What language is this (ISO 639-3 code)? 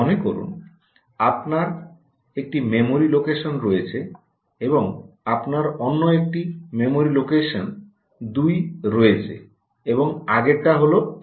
ben